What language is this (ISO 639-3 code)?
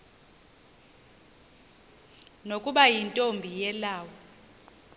xho